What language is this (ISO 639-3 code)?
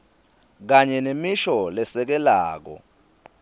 ssw